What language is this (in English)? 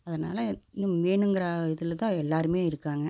Tamil